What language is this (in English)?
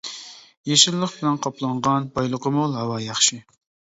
Uyghur